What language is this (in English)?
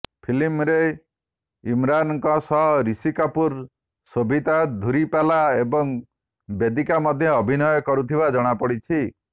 Odia